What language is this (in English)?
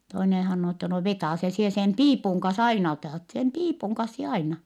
Finnish